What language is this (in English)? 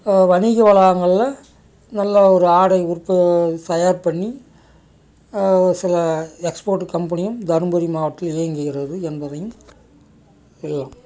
Tamil